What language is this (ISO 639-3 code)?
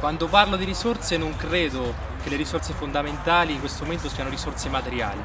ita